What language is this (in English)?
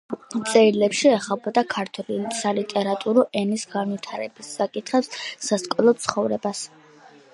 Georgian